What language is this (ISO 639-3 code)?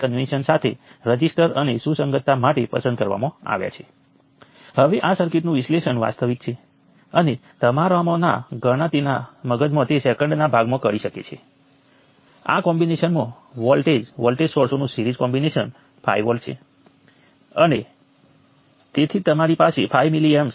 guj